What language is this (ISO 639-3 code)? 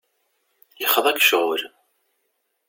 kab